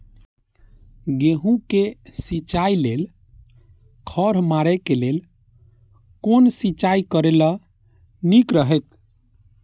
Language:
Maithili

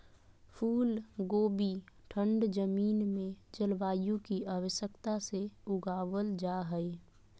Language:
Magahi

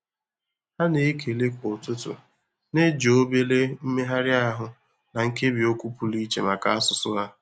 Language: Igbo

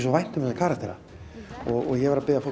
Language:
Icelandic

